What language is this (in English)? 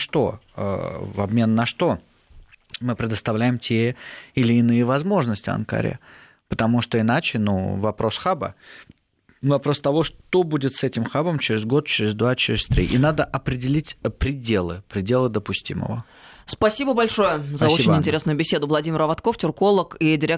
Russian